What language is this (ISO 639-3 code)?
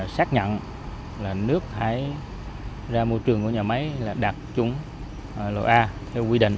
vie